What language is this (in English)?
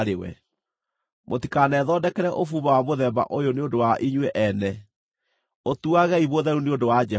Kikuyu